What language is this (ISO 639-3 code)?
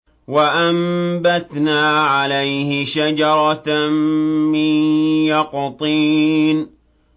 ara